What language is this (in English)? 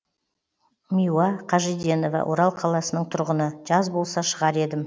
Kazakh